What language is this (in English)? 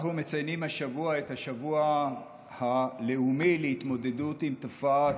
Hebrew